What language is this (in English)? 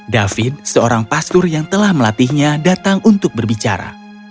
Indonesian